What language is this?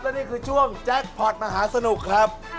Thai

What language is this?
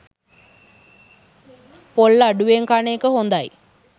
Sinhala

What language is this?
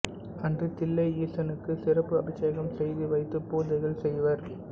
Tamil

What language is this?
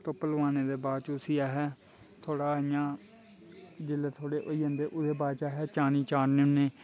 Dogri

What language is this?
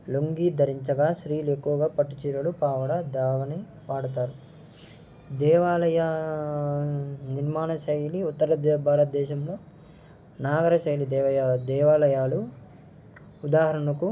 Telugu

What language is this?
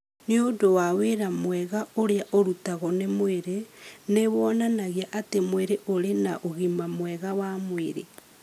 Kikuyu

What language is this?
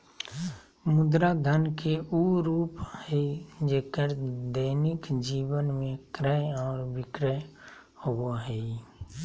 Magahi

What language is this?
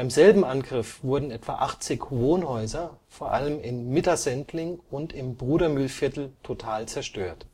German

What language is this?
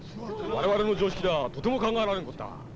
Japanese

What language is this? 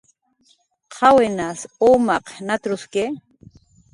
Jaqaru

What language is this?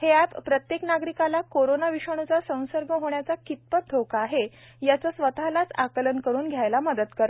Marathi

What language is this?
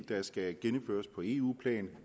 Danish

